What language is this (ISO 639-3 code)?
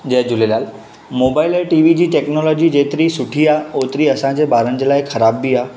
snd